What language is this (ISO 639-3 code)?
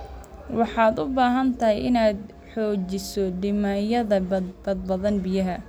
som